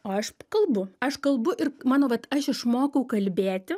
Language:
Lithuanian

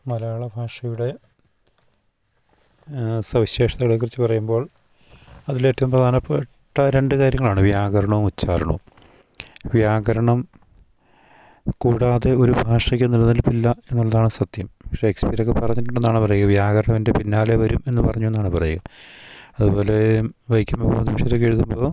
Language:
Malayalam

